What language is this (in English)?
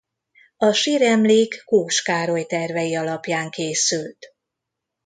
Hungarian